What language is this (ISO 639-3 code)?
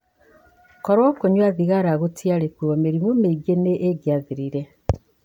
kik